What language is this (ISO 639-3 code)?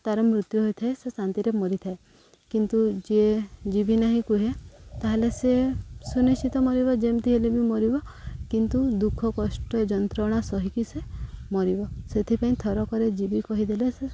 ori